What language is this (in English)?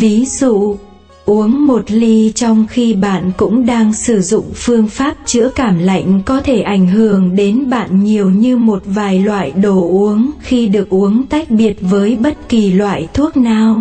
Vietnamese